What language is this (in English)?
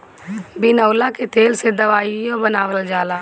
Bhojpuri